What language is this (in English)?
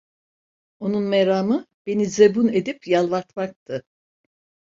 Turkish